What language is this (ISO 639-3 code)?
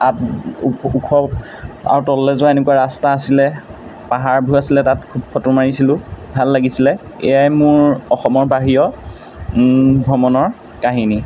asm